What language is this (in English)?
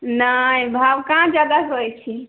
Maithili